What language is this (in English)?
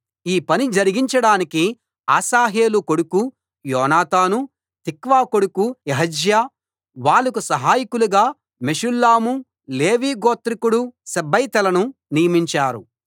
Telugu